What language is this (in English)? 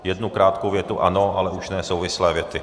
Czech